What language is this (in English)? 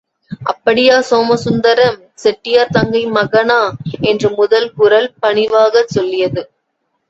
Tamil